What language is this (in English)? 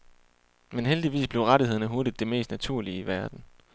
Danish